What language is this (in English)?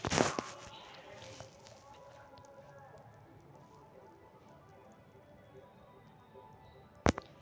Magahi